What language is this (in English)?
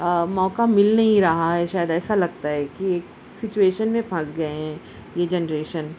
Urdu